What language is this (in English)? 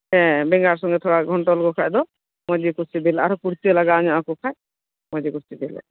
Santali